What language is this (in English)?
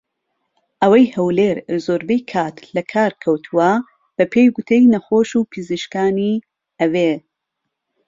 Central Kurdish